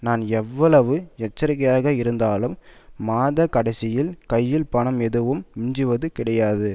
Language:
Tamil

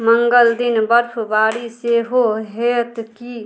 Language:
Maithili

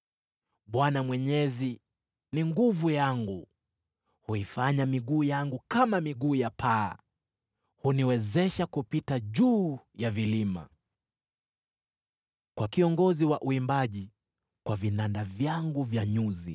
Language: Swahili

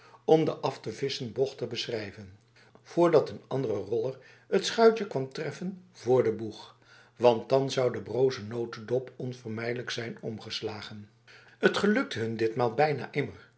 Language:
Dutch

